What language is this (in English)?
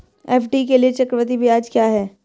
Hindi